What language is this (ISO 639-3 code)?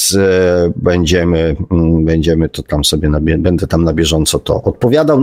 pol